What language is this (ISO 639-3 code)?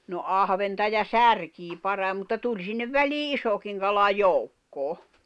fin